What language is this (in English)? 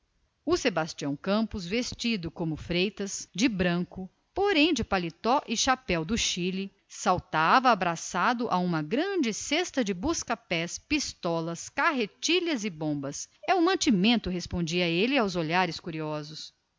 Portuguese